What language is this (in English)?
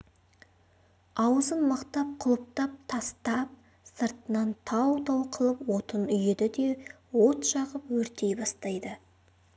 Kazakh